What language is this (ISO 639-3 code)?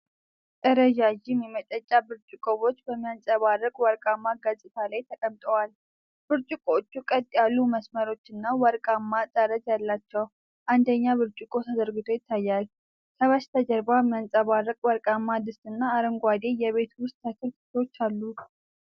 amh